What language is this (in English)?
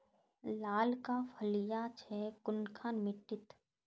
Magahi